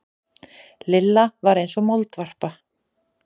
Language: Icelandic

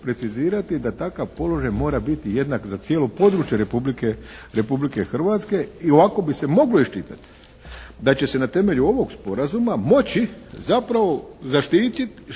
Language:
Croatian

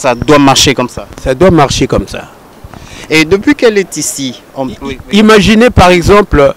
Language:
French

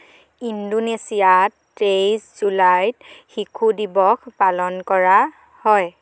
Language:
Assamese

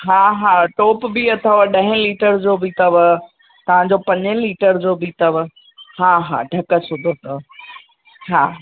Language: Sindhi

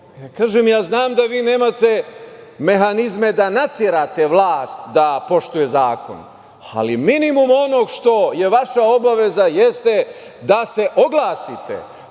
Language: Serbian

